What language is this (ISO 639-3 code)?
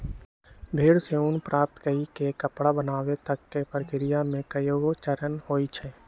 mag